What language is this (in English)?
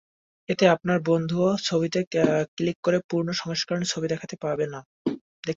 Bangla